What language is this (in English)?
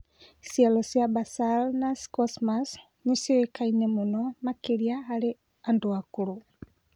Kikuyu